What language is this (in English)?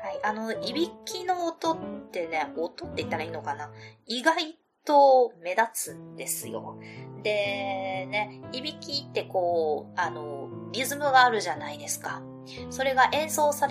Japanese